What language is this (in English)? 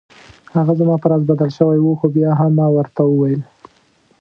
Pashto